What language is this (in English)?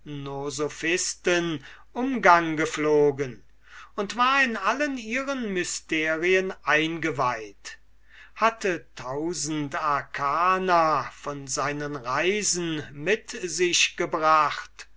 German